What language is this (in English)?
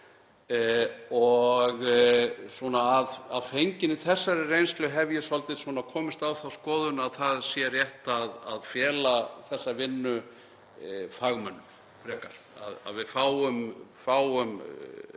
Icelandic